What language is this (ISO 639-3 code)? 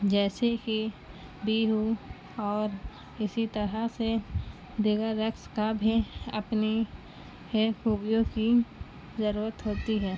urd